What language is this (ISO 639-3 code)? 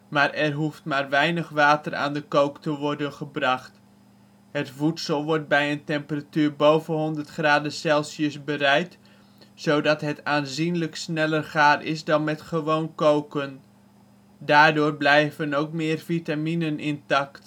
nld